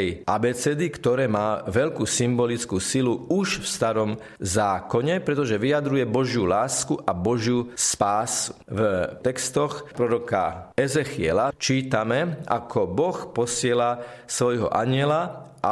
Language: Slovak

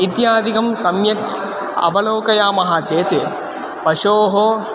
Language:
Sanskrit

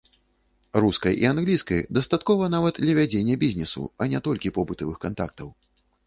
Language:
Belarusian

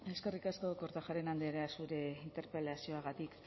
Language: Basque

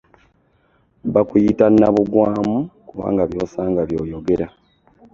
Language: Ganda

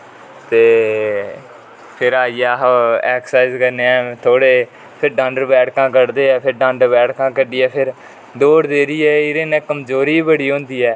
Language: Dogri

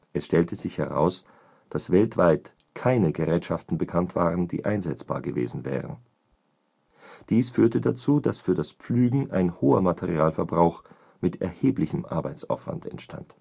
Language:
German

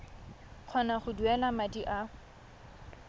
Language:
Tswana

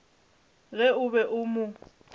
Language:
Northern Sotho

